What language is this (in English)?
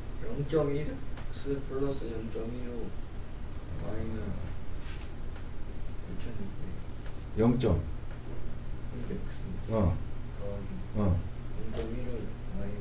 Korean